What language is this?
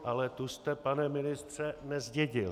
Czech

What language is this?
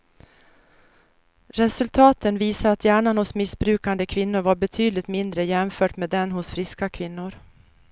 Swedish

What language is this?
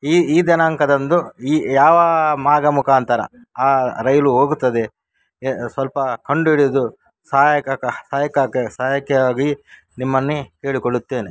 Kannada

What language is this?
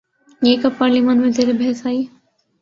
Urdu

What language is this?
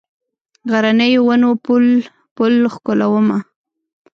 Pashto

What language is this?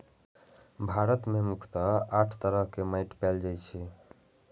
Maithili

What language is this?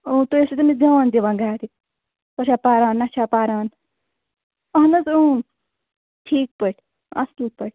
Kashmiri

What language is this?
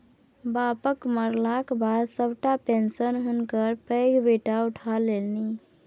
Maithili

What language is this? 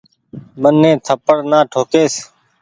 Goaria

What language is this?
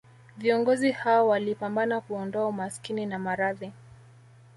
Swahili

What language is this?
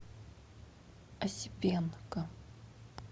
Russian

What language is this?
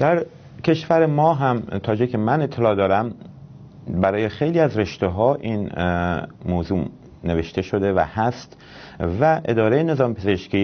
Persian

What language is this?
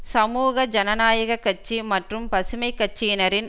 Tamil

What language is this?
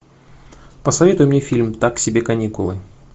Russian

